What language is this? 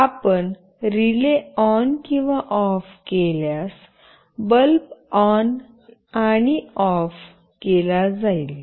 Marathi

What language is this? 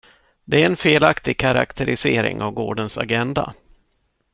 Swedish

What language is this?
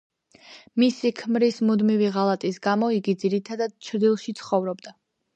Georgian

